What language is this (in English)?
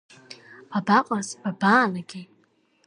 Abkhazian